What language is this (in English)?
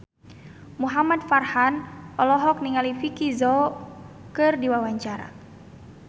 Sundanese